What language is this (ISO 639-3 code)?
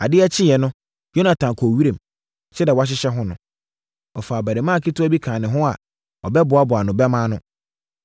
aka